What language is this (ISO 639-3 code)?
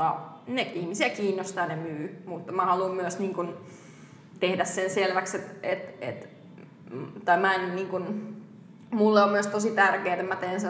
fin